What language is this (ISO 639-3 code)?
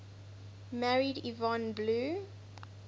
eng